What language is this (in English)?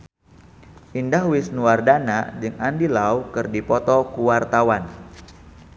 Sundanese